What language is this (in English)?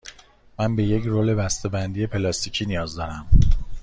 Persian